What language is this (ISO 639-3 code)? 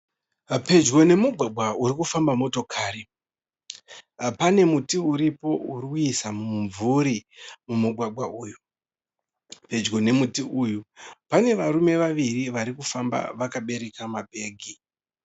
sna